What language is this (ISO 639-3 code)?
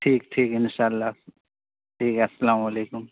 urd